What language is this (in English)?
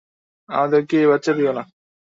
Bangla